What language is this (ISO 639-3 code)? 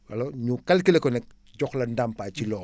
wol